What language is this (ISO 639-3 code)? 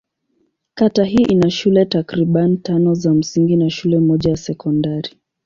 swa